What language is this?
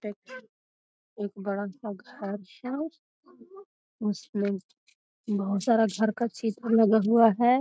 Magahi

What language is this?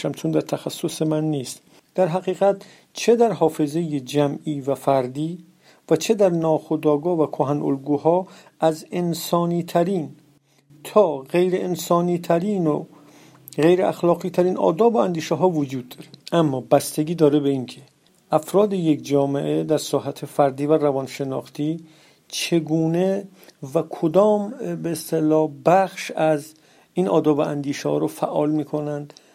Persian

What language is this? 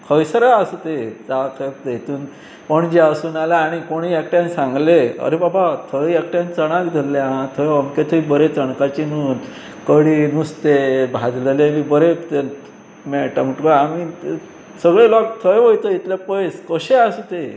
Konkani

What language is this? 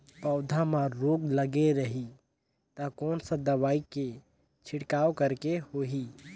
Chhattisgarhi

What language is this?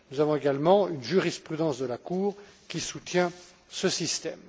French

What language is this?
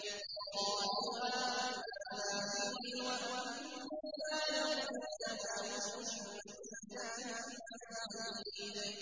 Arabic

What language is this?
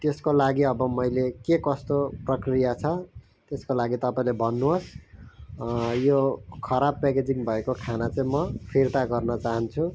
Nepali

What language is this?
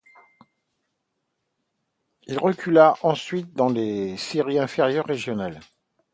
French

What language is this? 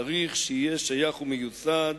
Hebrew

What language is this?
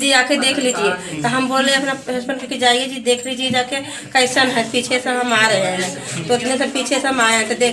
Portuguese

